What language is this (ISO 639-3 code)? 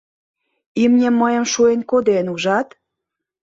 chm